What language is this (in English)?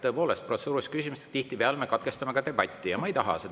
Estonian